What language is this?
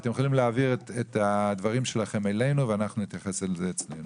Hebrew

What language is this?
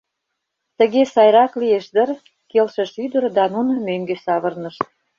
Mari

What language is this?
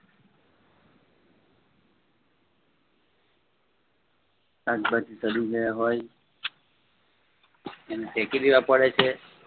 Gujarati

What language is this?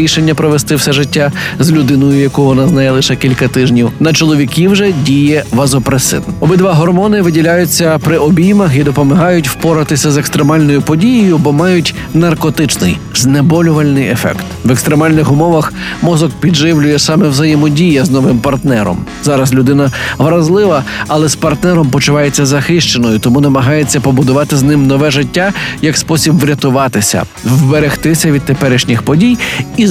Ukrainian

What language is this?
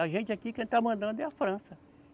Portuguese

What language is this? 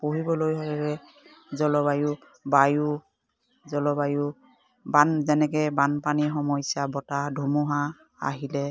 Assamese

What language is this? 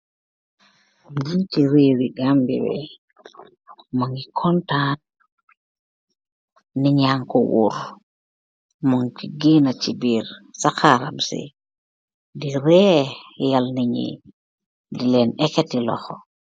Wolof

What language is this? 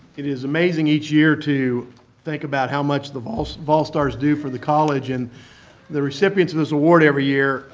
English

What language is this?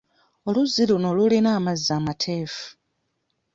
Ganda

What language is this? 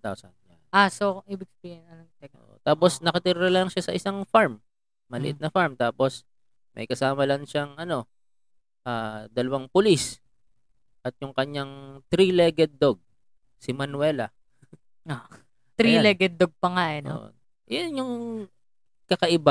Filipino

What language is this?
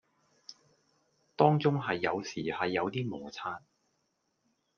Cantonese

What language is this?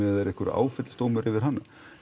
Icelandic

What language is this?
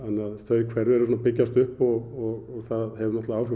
Icelandic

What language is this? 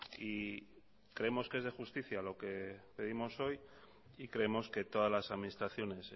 Spanish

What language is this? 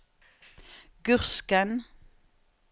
Norwegian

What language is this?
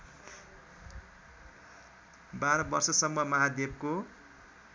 Nepali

